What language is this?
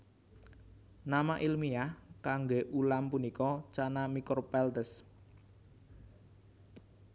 Javanese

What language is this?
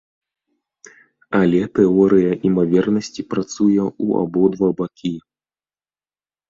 Belarusian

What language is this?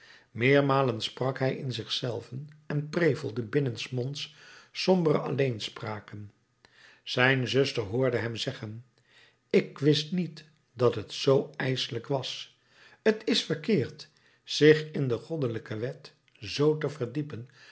Dutch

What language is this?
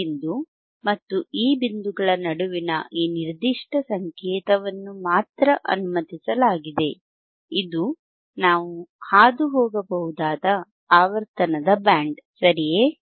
Kannada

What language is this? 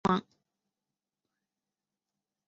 Chinese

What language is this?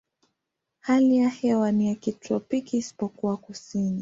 Swahili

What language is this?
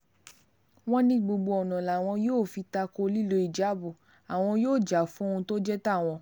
Yoruba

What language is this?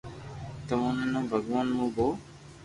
Loarki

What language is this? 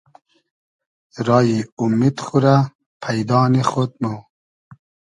Hazaragi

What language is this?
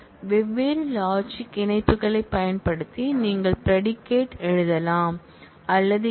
Tamil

